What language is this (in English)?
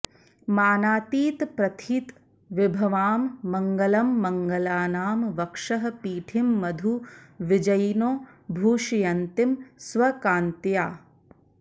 Sanskrit